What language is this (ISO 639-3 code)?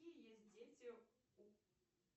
rus